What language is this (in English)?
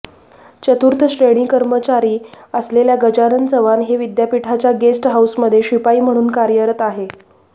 Marathi